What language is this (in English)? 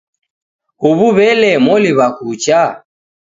Taita